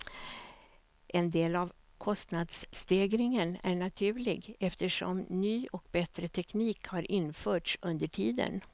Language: Swedish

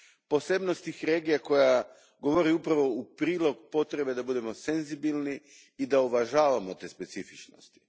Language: Croatian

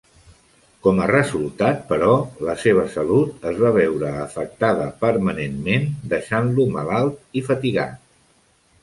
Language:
Catalan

